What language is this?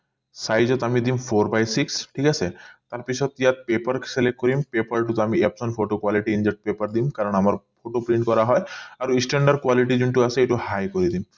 Assamese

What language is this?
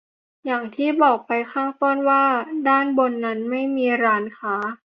Thai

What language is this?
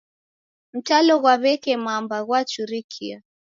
Taita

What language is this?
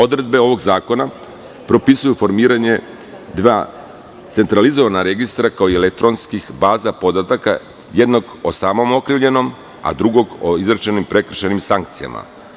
Serbian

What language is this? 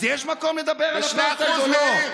Hebrew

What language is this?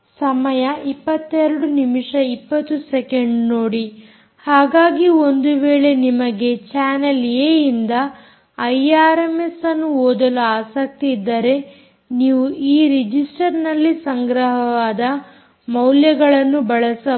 Kannada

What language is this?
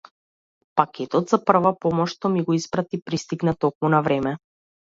Macedonian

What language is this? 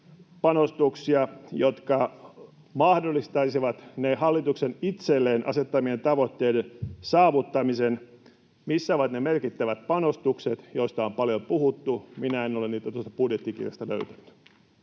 Finnish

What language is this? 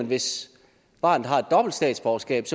Danish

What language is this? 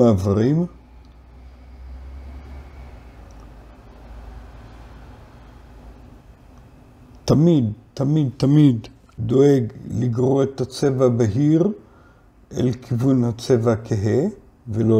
Hebrew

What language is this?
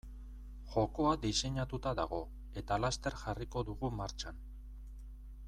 Basque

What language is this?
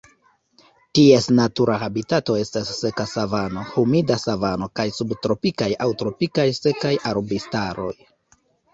Esperanto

